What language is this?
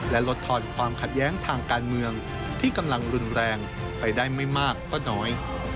Thai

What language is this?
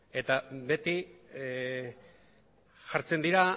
Basque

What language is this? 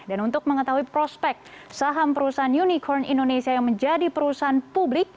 Indonesian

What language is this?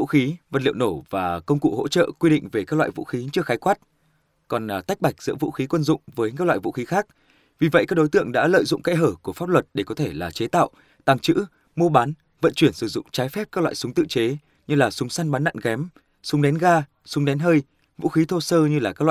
Vietnamese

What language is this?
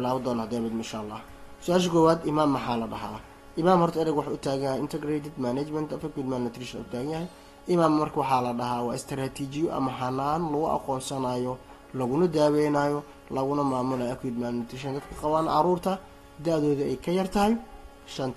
Arabic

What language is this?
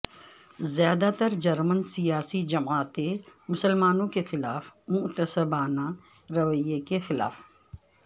Urdu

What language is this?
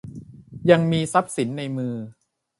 Thai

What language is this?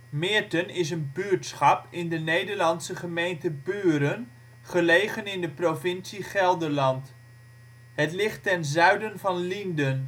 Dutch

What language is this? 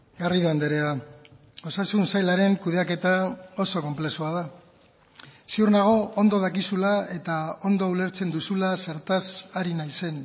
Basque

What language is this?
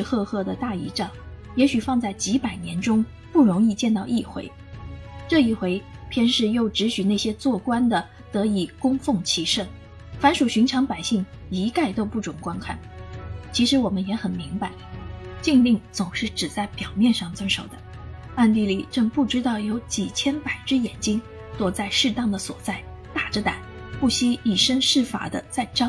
Chinese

